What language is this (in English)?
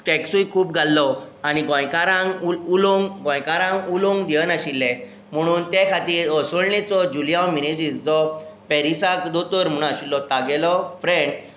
Konkani